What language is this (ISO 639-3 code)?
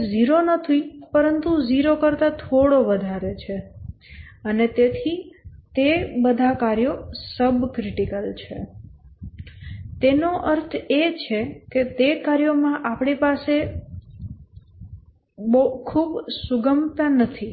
guj